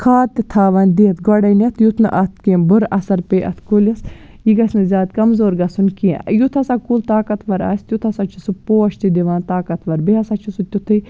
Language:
Kashmiri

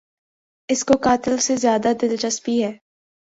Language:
Urdu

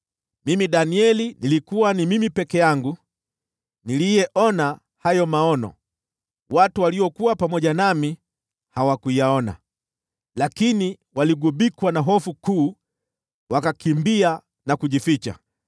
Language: Swahili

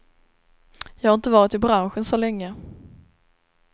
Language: Swedish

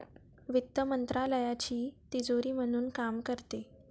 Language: Marathi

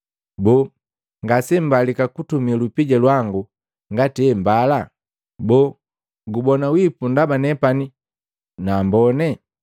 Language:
Matengo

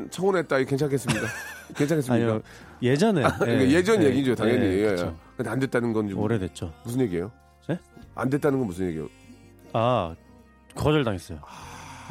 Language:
Korean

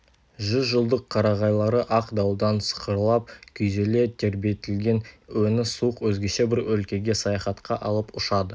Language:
Kazakh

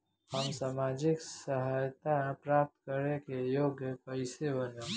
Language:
Bhojpuri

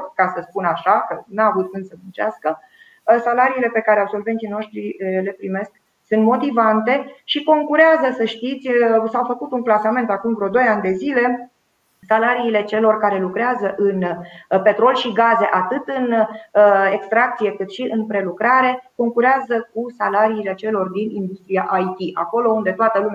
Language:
Romanian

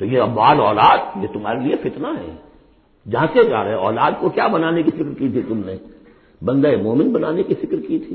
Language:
Urdu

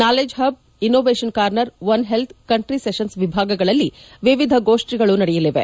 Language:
Kannada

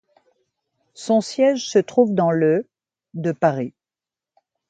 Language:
French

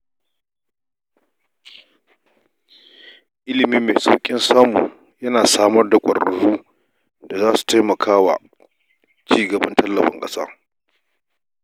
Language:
Hausa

